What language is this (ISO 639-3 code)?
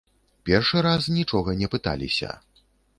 bel